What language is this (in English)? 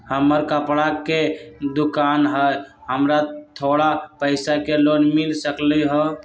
Magahi